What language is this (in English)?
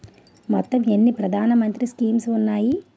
Telugu